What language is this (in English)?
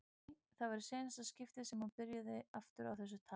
Icelandic